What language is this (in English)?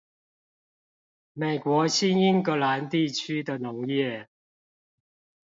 Chinese